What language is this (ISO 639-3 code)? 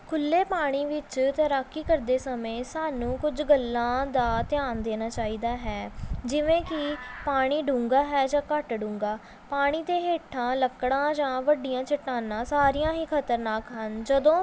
pan